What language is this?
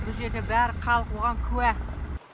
Kazakh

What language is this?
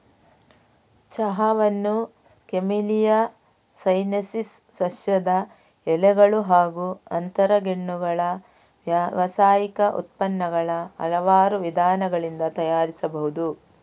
Kannada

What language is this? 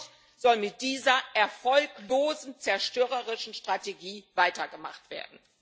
German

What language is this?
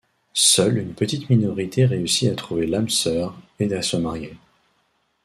French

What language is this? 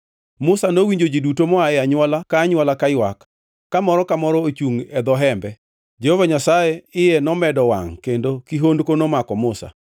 Luo (Kenya and Tanzania)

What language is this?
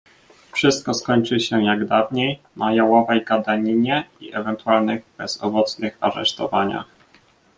Polish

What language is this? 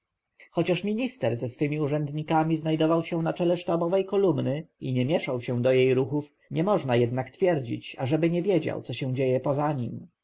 Polish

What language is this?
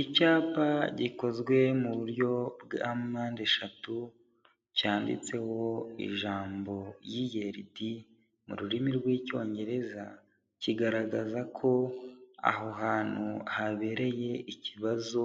Kinyarwanda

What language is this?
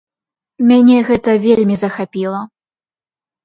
Belarusian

